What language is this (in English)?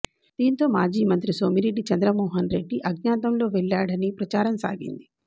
Telugu